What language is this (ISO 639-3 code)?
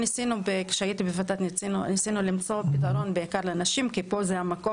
heb